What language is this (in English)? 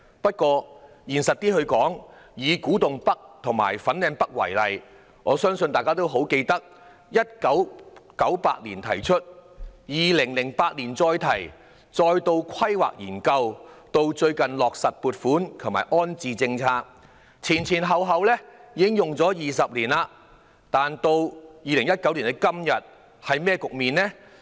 Cantonese